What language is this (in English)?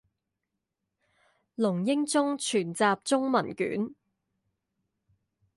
Chinese